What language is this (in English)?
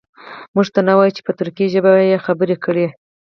Pashto